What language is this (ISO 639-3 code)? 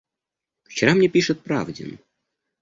rus